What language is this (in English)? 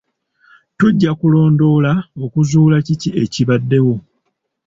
Ganda